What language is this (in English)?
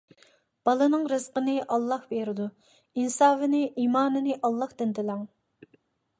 Uyghur